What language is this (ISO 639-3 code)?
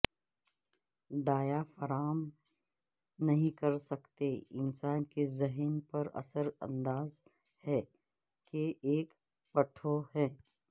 urd